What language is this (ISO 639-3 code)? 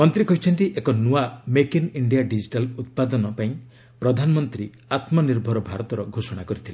ori